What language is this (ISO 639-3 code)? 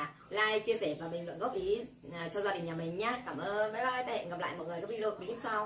vie